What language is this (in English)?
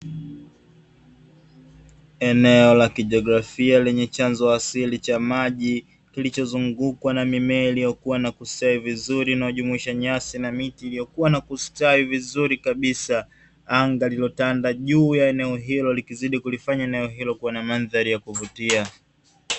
Swahili